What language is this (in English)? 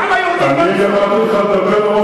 Hebrew